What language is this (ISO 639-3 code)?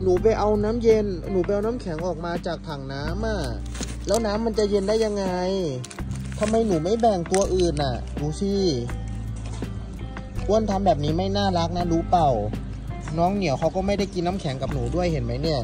tha